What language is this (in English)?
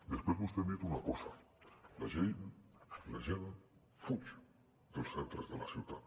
Catalan